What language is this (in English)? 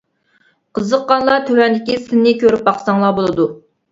Uyghur